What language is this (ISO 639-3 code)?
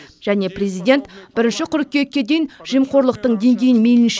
kaz